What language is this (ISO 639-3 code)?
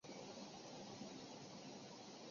zho